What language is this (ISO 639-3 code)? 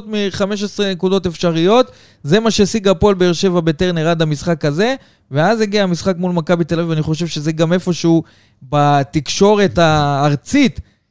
heb